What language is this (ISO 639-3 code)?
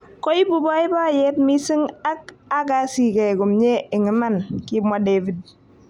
kln